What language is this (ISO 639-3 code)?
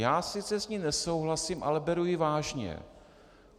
ces